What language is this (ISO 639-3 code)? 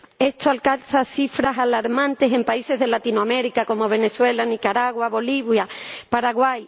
spa